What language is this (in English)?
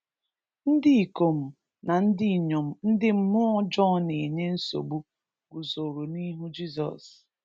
Igbo